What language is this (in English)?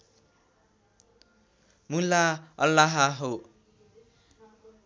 Nepali